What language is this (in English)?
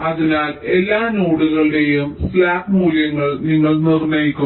Malayalam